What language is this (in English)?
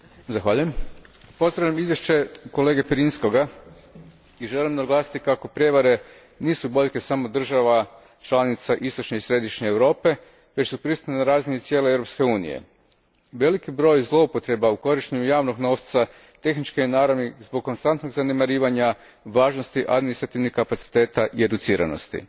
Croatian